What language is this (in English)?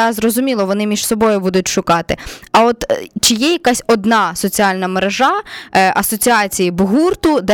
Ukrainian